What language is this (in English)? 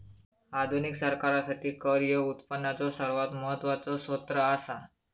Marathi